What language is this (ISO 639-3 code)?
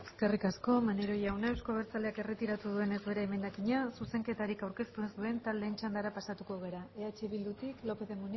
eus